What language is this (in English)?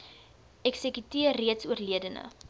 Afrikaans